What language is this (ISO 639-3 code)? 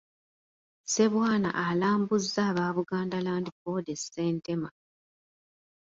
lug